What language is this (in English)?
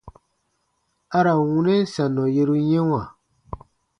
Baatonum